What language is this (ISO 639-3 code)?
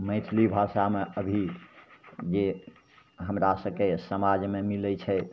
mai